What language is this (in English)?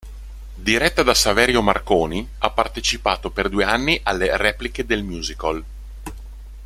Italian